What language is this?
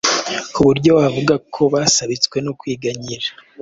Kinyarwanda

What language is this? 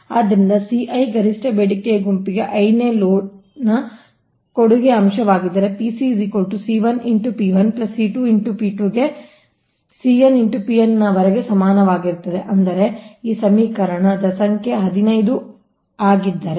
Kannada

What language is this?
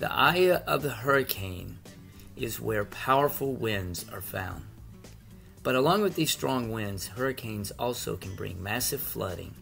English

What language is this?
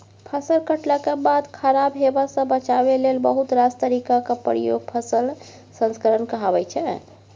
Maithili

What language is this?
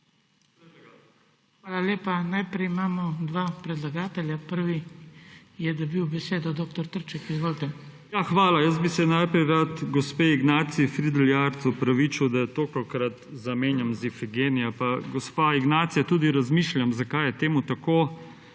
Slovenian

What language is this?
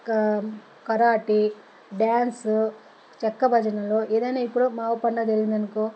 Telugu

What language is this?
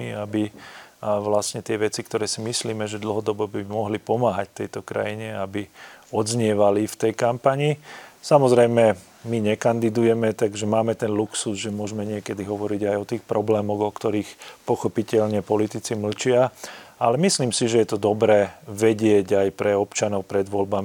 Slovak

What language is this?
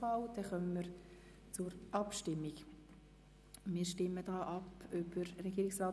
Swiss German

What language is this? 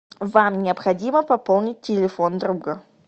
Russian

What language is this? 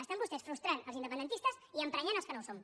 Catalan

